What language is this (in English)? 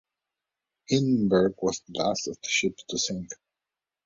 English